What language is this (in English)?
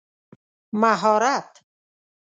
Pashto